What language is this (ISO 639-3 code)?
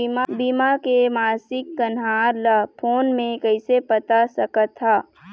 hne